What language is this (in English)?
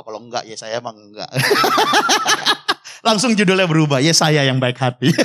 Indonesian